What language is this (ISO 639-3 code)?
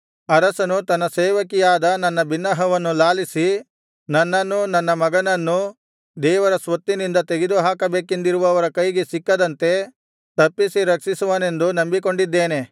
kan